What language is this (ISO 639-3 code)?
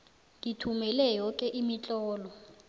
nbl